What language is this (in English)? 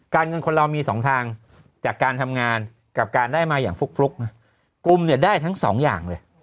Thai